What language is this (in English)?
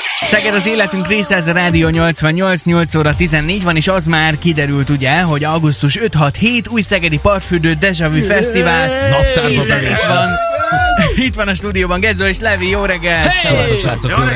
Hungarian